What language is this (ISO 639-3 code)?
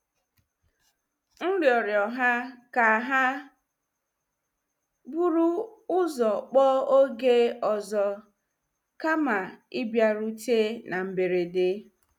ibo